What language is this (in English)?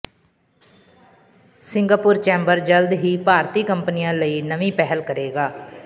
Punjabi